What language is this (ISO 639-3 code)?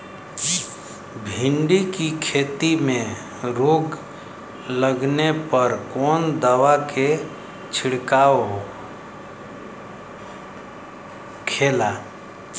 bho